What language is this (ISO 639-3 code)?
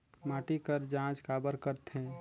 hne